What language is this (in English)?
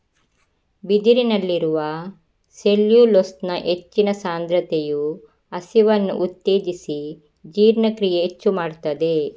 Kannada